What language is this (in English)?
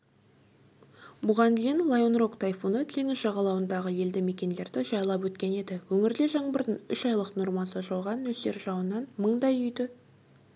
Kazakh